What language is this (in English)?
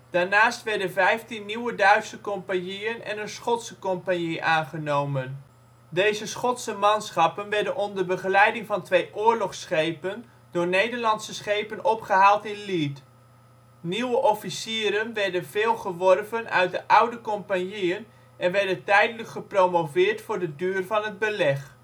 Dutch